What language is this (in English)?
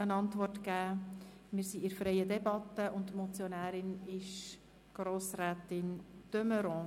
Swiss German